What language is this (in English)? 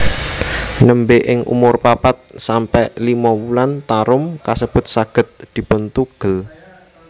Javanese